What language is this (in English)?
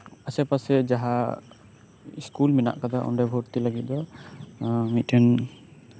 Santali